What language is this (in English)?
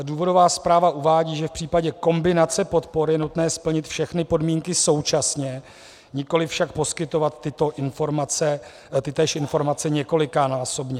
Czech